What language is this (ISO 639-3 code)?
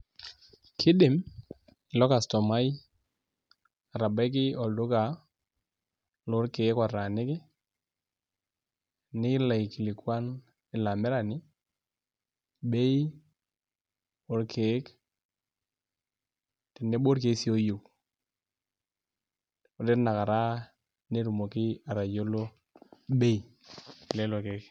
mas